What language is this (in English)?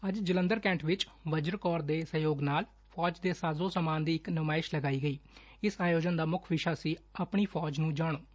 Punjabi